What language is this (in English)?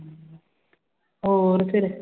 Punjabi